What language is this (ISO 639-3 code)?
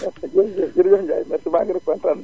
wol